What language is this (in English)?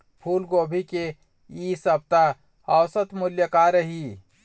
Chhattisgarhi